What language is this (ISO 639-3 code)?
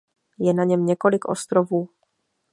ces